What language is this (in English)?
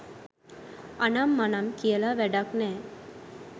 Sinhala